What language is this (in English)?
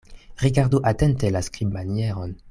Esperanto